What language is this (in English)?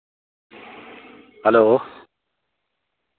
Dogri